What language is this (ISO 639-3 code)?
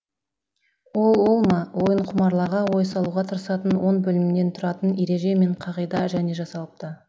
kaz